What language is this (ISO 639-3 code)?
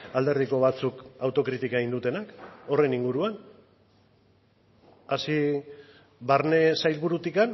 eus